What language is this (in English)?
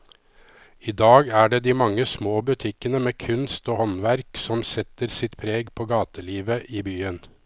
Norwegian